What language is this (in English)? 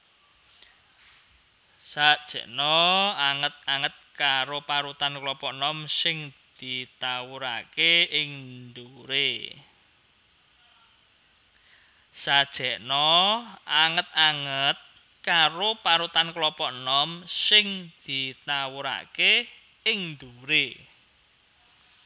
Javanese